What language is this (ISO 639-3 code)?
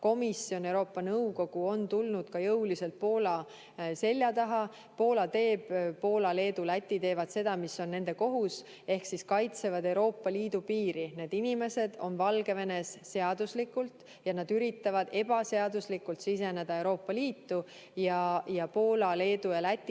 est